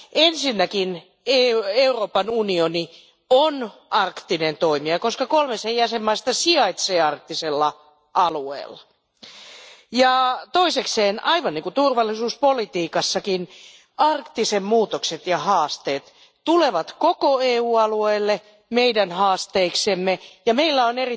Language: Finnish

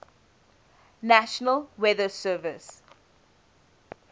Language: English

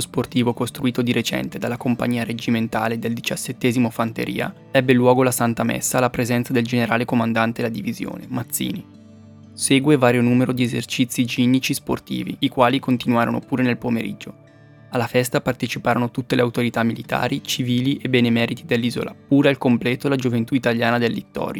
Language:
Italian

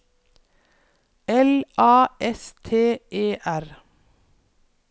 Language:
Norwegian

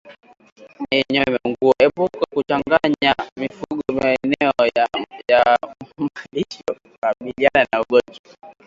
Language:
Swahili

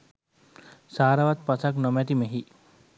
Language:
Sinhala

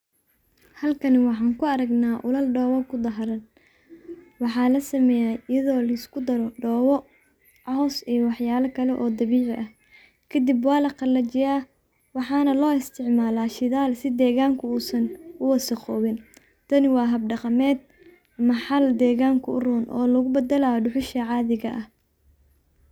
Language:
Somali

